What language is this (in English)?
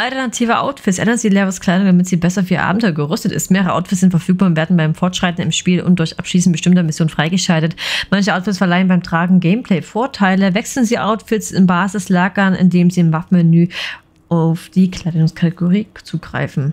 German